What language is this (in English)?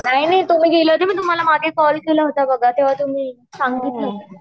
Marathi